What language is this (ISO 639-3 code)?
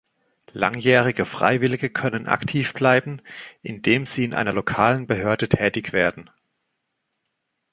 deu